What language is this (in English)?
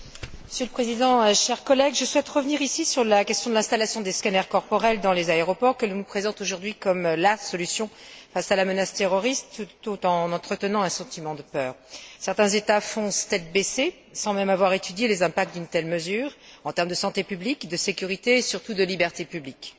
French